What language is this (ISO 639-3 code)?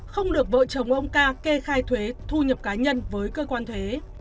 vie